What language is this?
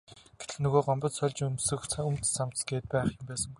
Mongolian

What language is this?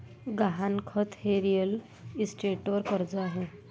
Marathi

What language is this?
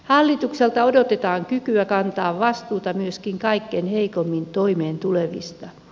Finnish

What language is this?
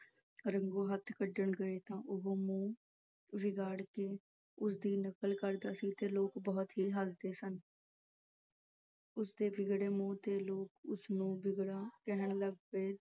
Punjabi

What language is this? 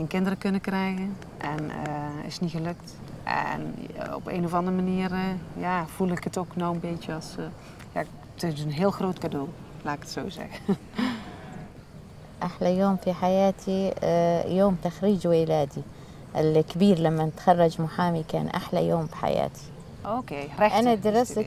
Dutch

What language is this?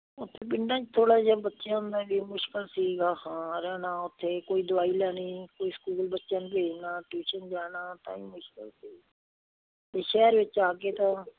Punjabi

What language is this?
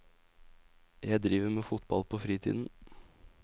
Norwegian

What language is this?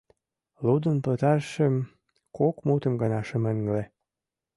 Mari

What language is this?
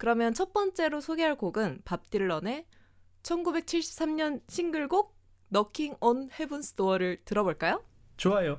Korean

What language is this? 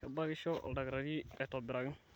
Masai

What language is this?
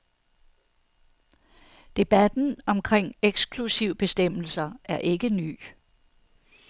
Danish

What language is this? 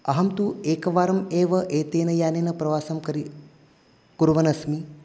Sanskrit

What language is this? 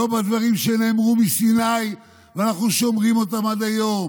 Hebrew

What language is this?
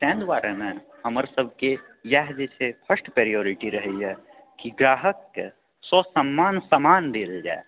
Maithili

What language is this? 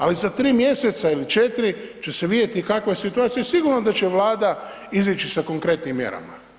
Croatian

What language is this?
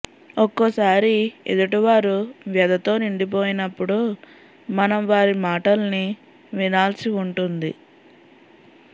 Telugu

